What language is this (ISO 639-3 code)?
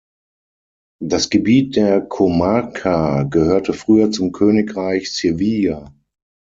deu